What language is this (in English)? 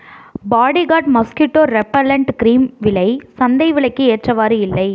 Tamil